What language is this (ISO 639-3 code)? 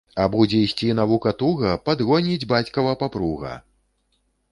bel